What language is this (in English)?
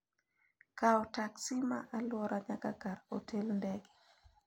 Luo (Kenya and Tanzania)